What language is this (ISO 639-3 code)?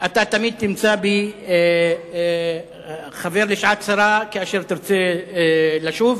heb